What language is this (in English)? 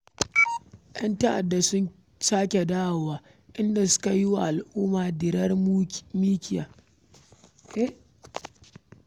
Hausa